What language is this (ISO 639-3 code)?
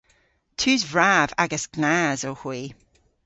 cor